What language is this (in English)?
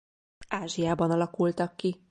Hungarian